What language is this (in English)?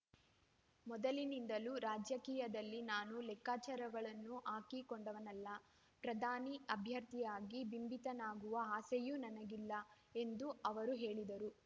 Kannada